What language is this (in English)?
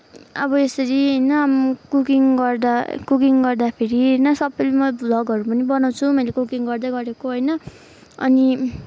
Nepali